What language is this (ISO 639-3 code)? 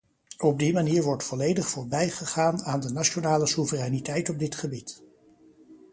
nld